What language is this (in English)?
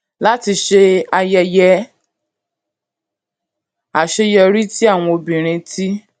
Yoruba